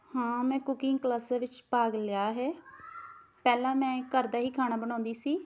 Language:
Punjabi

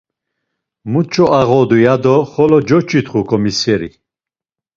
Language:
Laz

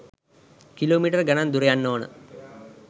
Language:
Sinhala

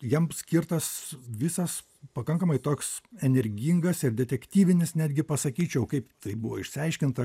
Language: Lithuanian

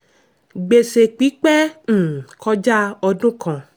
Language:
Yoruba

